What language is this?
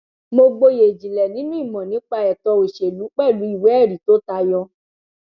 Yoruba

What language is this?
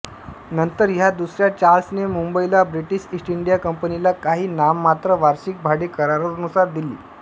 Marathi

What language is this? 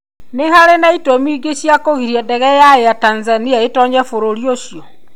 Kikuyu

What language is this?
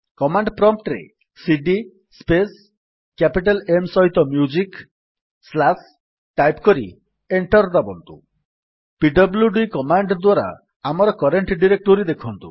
Odia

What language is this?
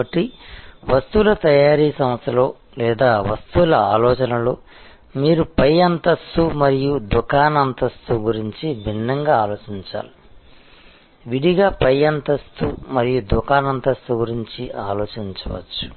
Telugu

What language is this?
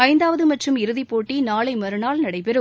Tamil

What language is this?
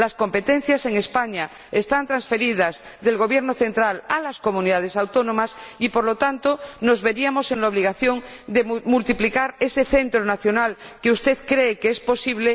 Spanish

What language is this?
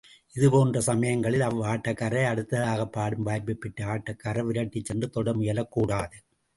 Tamil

